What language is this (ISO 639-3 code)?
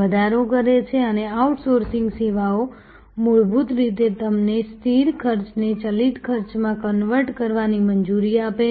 guj